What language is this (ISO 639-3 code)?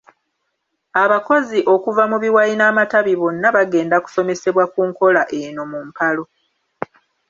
lug